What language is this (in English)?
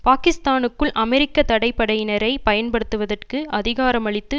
Tamil